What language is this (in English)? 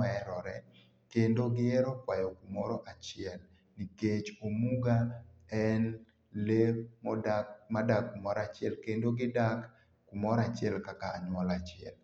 Luo (Kenya and Tanzania)